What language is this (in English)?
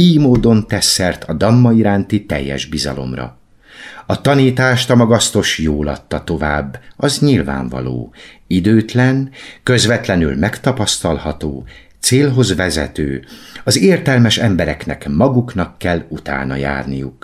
Hungarian